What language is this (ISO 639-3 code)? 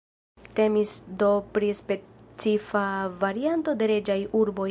epo